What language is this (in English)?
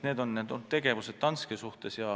Estonian